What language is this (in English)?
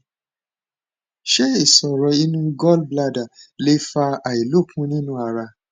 Yoruba